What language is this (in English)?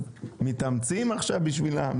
Hebrew